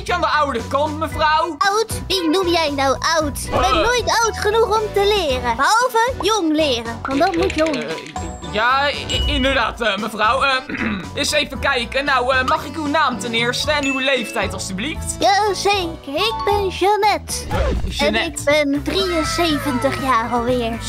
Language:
Dutch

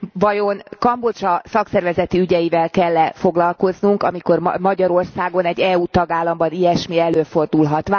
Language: Hungarian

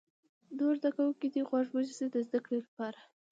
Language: Pashto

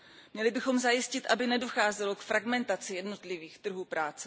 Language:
Czech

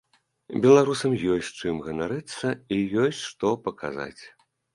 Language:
Belarusian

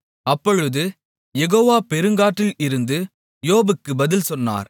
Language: Tamil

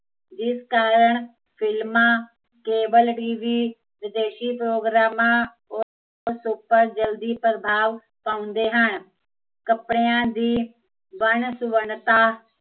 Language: Punjabi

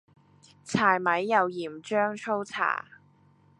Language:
Cantonese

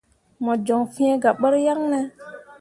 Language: Mundang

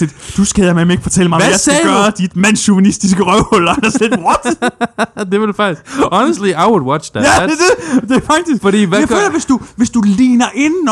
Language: Danish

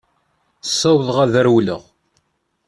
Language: Kabyle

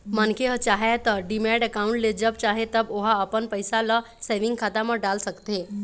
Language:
Chhattisgarhi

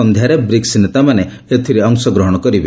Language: Odia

